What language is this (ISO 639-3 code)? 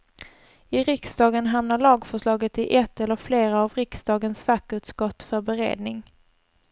swe